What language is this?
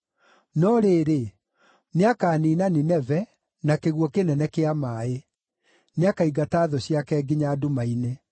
Kikuyu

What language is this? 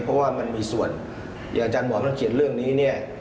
Thai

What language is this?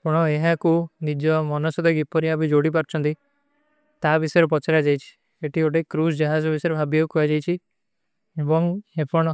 Kui (India)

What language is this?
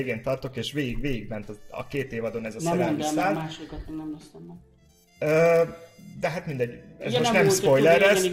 Hungarian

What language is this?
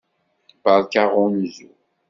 Kabyle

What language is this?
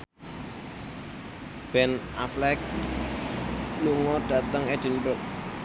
Javanese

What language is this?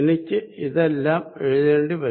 Malayalam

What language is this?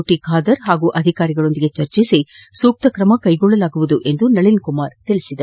Kannada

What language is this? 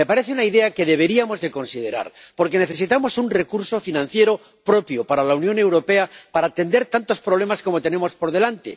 Spanish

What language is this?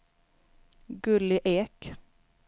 Swedish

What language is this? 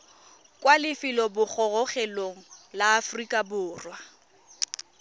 Tswana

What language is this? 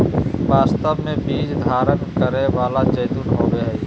Magahi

